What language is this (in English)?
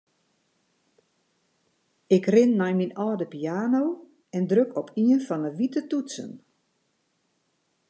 Western Frisian